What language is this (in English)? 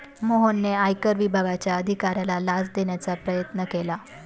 Marathi